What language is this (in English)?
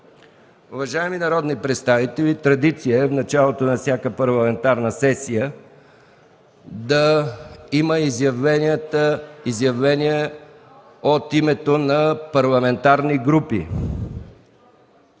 Bulgarian